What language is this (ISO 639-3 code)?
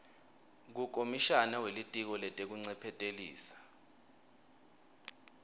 ssw